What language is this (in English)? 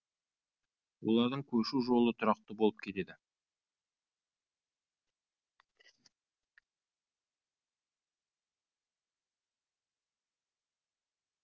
Kazakh